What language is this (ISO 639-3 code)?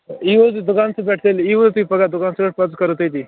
kas